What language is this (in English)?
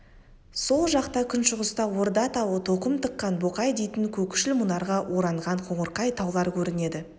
Kazakh